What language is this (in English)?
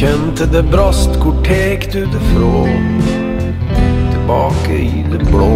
Norwegian